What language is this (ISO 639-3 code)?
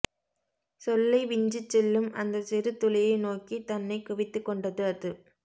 tam